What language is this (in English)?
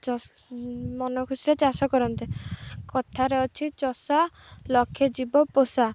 Odia